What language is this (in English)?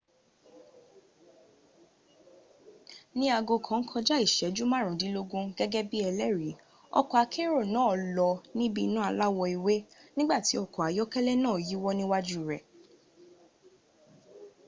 Yoruba